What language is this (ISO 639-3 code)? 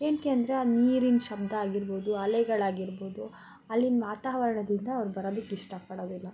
kan